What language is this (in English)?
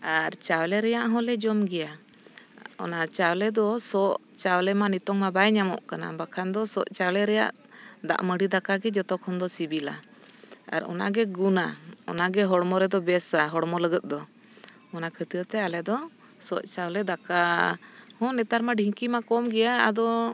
Santali